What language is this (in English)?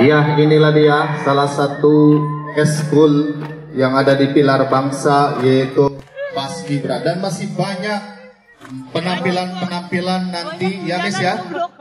Indonesian